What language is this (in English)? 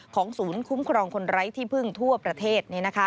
Thai